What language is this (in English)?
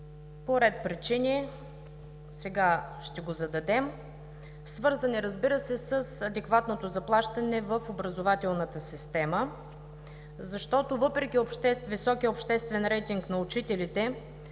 Bulgarian